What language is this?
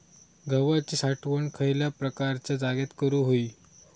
Marathi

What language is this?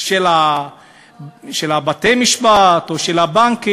Hebrew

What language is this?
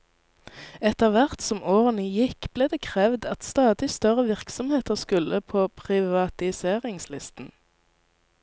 Norwegian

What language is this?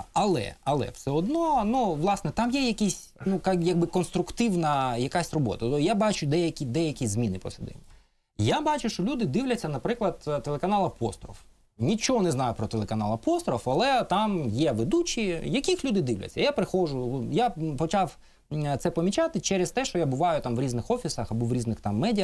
Ukrainian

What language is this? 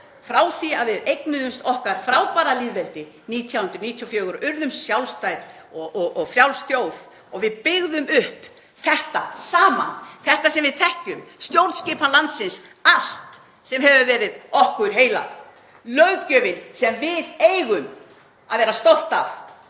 Icelandic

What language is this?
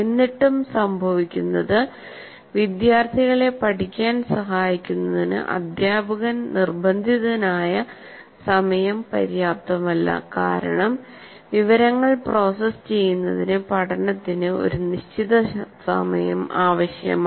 Malayalam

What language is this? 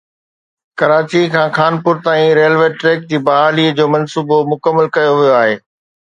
Sindhi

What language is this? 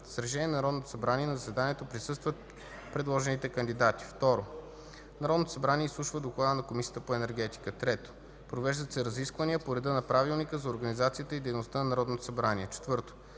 Bulgarian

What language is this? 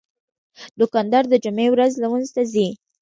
Pashto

